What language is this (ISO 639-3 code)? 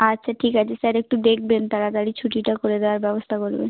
ben